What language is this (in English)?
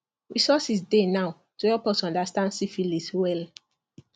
Nigerian Pidgin